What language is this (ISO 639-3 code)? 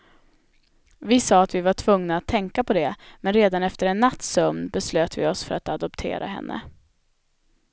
swe